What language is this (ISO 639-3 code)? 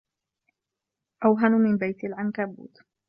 ara